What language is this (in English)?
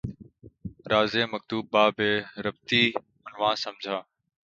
Urdu